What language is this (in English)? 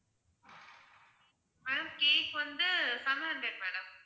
Tamil